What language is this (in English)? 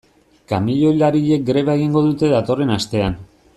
Basque